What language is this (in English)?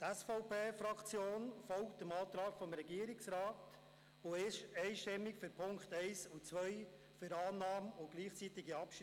Swiss German